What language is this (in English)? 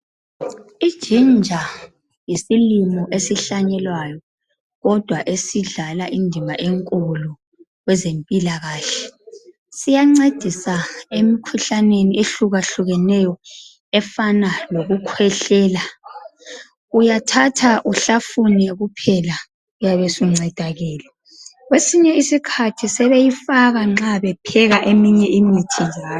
North Ndebele